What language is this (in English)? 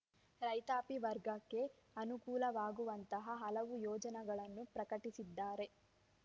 Kannada